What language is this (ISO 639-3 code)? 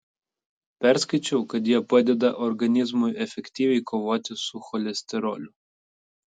lit